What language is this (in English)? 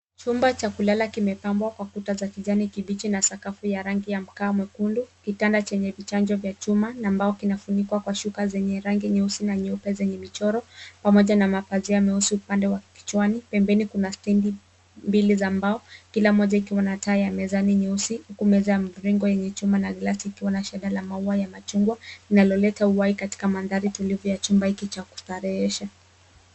Swahili